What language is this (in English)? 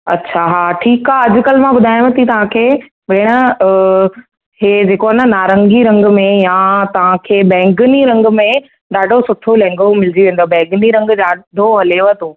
Sindhi